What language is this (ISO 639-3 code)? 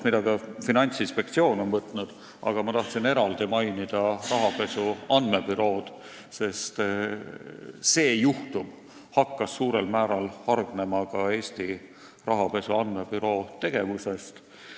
est